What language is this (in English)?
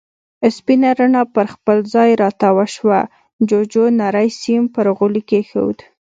Pashto